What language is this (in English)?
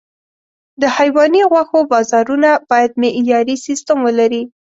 Pashto